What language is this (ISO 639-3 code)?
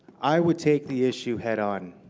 eng